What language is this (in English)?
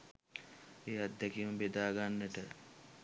Sinhala